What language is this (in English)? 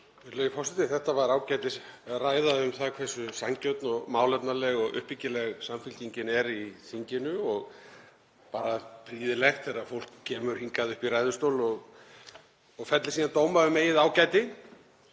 Icelandic